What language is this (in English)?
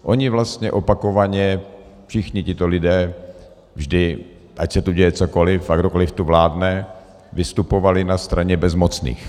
Czech